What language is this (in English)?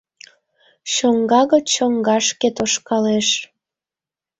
Mari